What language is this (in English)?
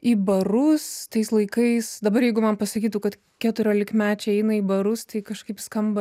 Lithuanian